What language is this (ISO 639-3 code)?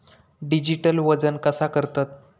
mar